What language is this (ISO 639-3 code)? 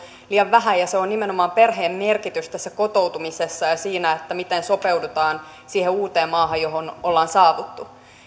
fin